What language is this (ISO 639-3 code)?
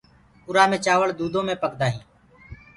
ggg